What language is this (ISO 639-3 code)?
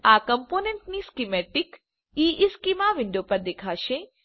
guj